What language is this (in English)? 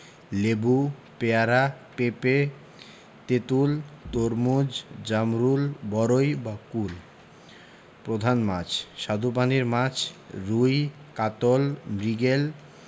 Bangla